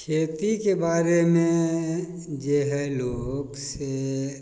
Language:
Maithili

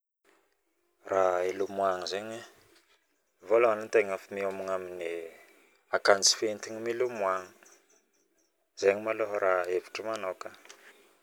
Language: Northern Betsimisaraka Malagasy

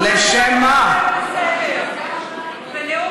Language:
Hebrew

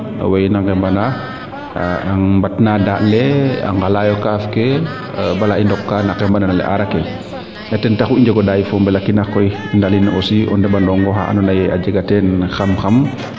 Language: Serer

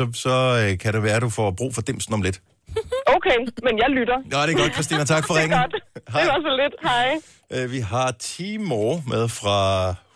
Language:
Danish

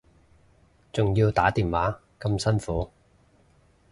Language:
Cantonese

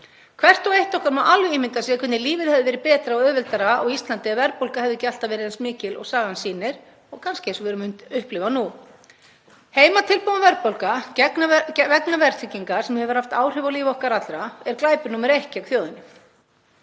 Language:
Icelandic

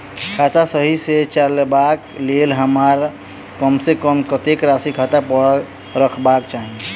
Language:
Maithili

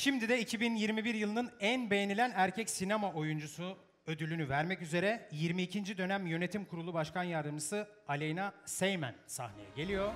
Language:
Turkish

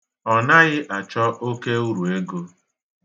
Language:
Igbo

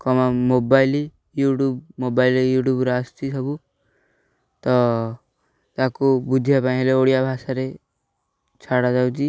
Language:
Odia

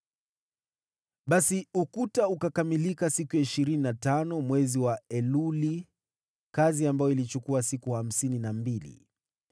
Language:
Swahili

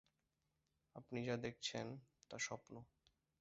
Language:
Bangla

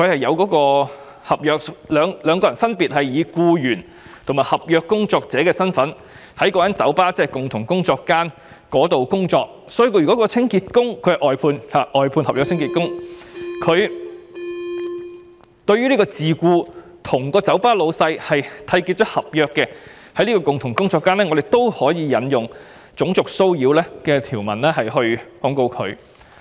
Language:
Cantonese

